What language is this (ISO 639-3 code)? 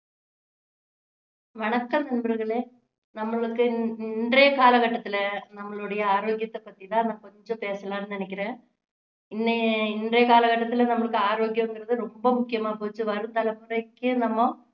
tam